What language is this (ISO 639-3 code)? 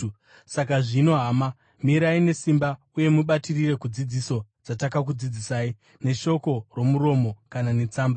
sna